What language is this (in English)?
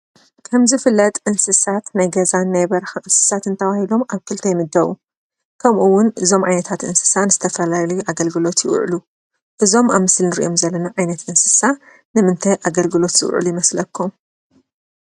Tigrinya